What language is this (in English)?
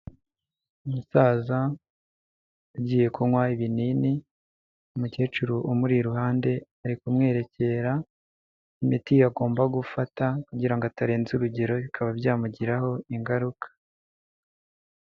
Kinyarwanda